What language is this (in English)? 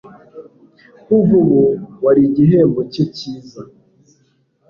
Kinyarwanda